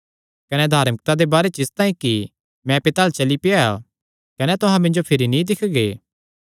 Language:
Kangri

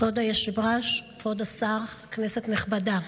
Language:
Hebrew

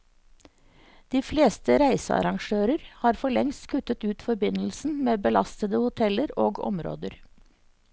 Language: Norwegian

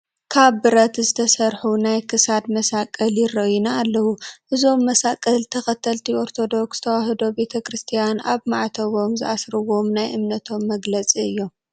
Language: Tigrinya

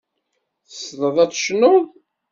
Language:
Kabyle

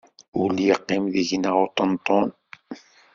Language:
Kabyle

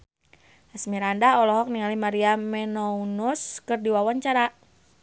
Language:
Sundanese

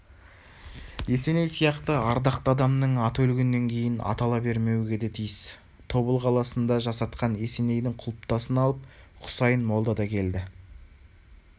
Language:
Kazakh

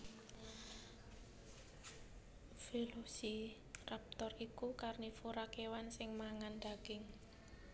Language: Javanese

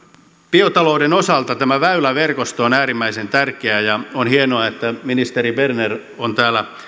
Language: Finnish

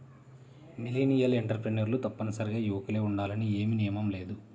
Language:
Telugu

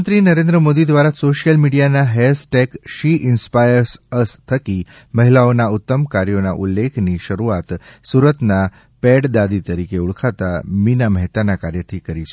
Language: Gujarati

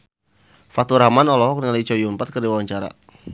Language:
Sundanese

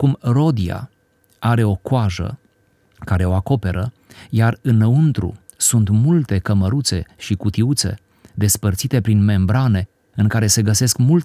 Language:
Romanian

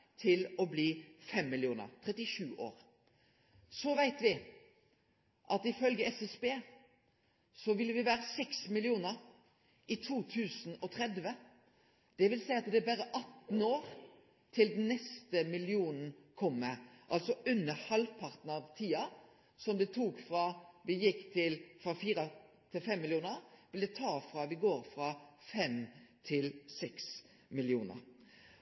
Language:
Norwegian Nynorsk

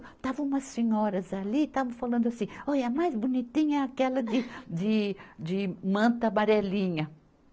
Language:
Portuguese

